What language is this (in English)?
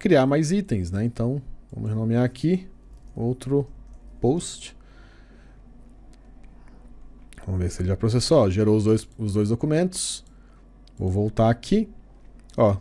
Portuguese